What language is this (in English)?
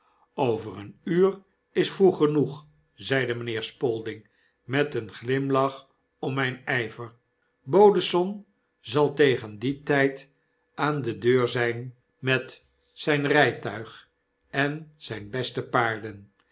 Dutch